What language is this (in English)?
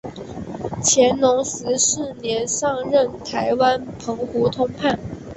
Chinese